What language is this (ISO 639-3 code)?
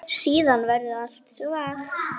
isl